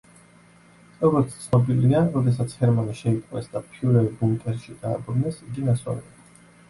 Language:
Georgian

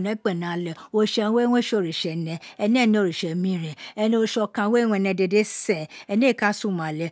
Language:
Isekiri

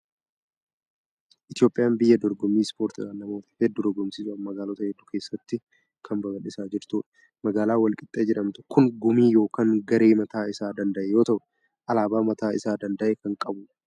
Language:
Oromo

